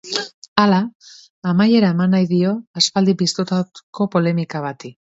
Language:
Basque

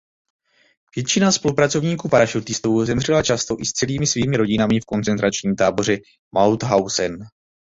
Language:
Czech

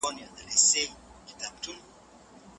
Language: Pashto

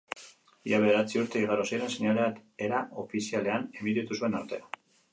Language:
Basque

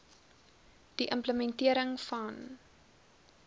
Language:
Afrikaans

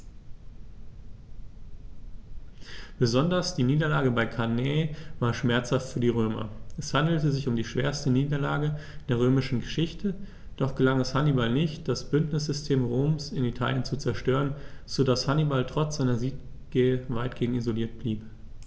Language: German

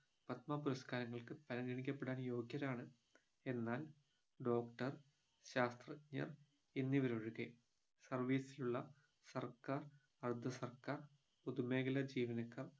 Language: Malayalam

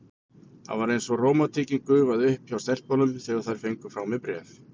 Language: Icelandic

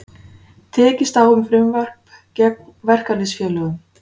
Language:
Icelandic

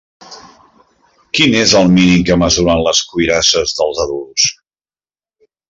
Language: Catalan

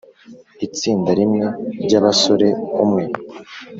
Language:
Kinyarwanda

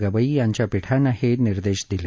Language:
Marathi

